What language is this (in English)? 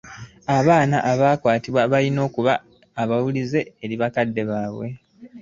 Ganda